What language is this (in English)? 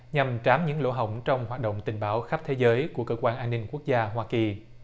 Vietnamese